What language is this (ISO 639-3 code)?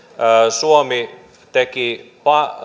fin